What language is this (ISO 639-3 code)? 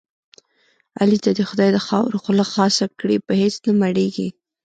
pus